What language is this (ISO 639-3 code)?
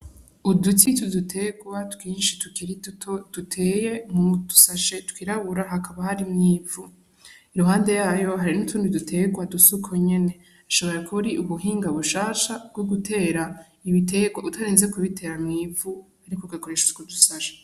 run